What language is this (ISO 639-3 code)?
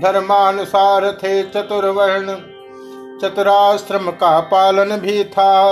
hin